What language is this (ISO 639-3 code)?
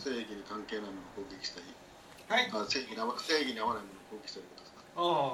jpn